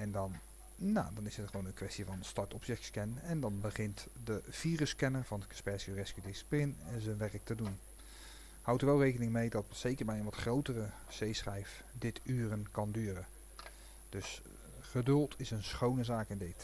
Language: Dutch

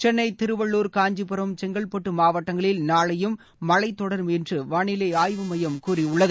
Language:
Tamil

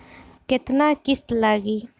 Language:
Bhojpuri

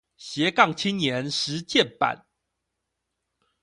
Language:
Chinese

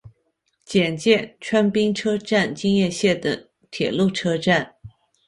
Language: Chinese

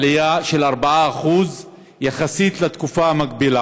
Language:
Hebrew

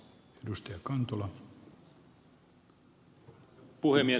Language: Finnish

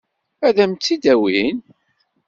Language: Kabyle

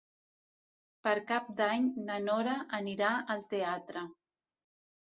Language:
Catalan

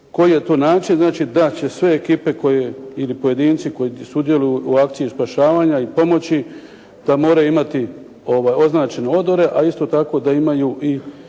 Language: Croatian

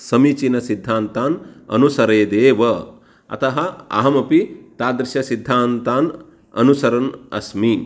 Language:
Sanskrit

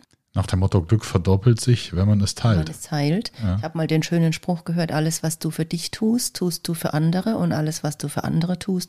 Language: German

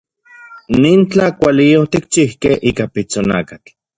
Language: Central Puebla Nahuatl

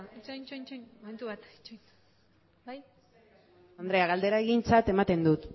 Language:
Basque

